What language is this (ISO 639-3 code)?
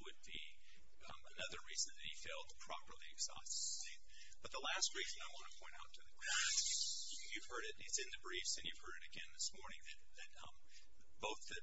eng